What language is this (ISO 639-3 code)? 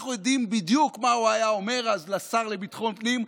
heb